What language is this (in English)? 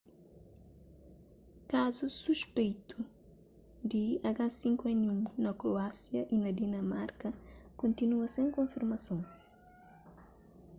Kabuverdianu